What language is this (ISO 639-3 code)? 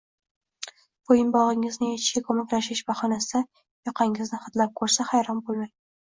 uzb